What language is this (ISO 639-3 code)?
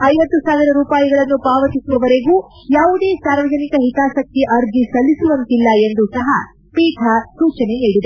kan